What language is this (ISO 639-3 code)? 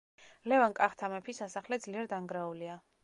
kat